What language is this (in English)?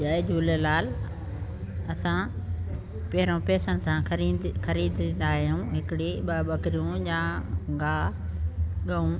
Sindhi